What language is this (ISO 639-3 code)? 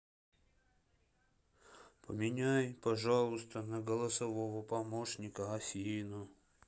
rus